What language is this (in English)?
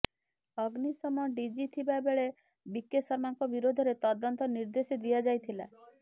Odia